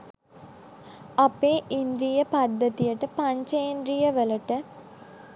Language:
Sinhala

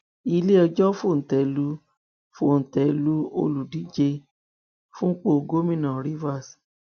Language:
Yoruba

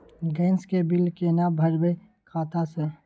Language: Maithili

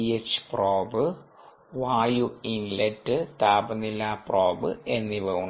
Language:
Malayalam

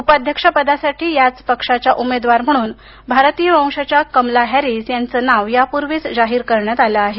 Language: Marathi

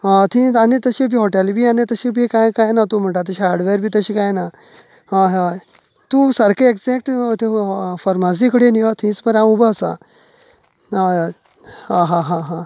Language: Konkani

